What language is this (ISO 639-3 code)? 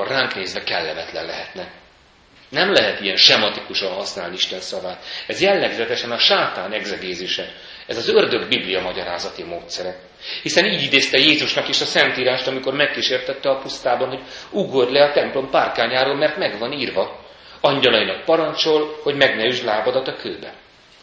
hun